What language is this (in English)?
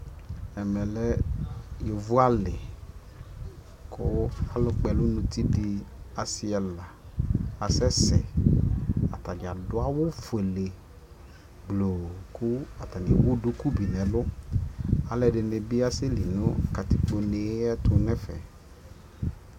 Ikposo